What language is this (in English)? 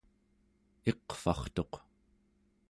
Central Yupik